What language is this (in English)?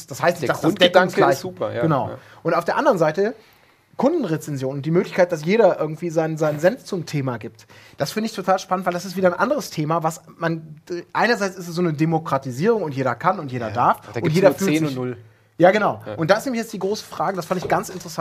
German